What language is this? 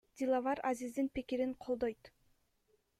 Kyrgyz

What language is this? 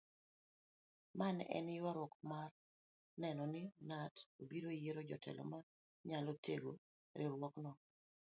Luo (Kenya and Tanzania)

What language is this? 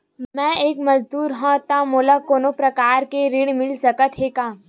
Chhattisgarhi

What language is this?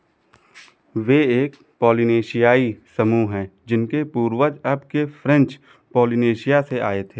Hindi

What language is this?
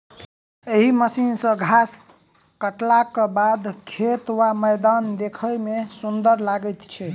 Maithili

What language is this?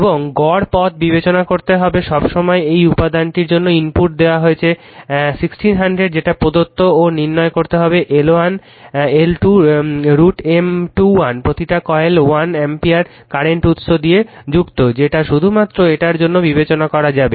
Bangla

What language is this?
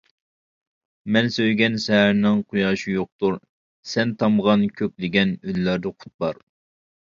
Uyghur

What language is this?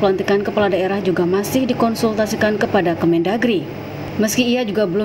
Indonesian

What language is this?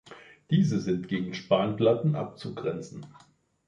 German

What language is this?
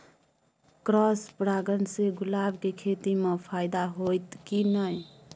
Maithili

